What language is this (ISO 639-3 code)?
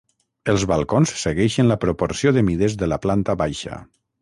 cat